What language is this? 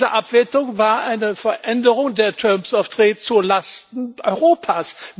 German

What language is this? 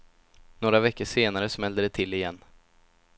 Swedish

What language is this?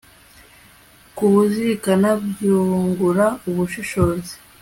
Kinyarwanda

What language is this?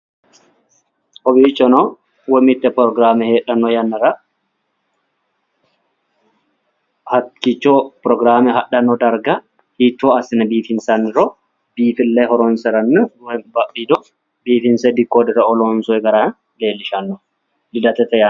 Sidamo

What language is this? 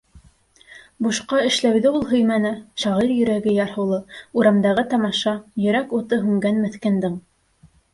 Bashkir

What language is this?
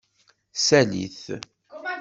Kabyle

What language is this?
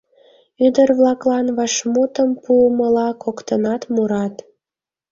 Mari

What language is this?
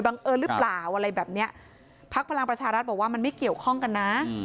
Thai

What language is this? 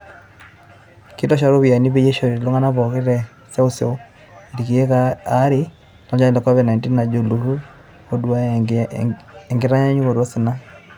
Masai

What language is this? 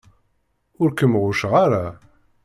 Kabyle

